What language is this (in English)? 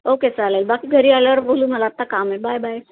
Marathi